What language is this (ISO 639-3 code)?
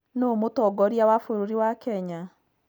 kik